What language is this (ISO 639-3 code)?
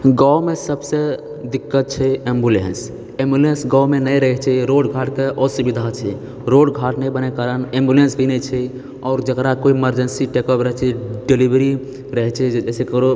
mai